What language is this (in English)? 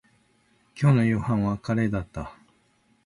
Japanese